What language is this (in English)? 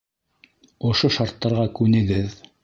Bashkir